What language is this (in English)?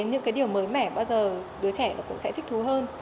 Vietnamese